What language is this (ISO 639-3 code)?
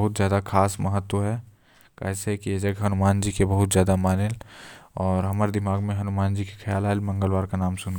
kfp